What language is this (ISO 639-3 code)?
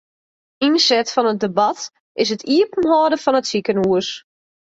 fry